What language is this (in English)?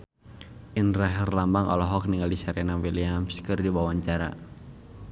Sundanese